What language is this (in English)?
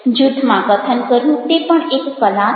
Gujarati